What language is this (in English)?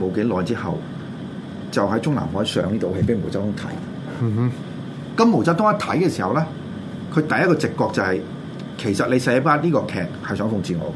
Chinese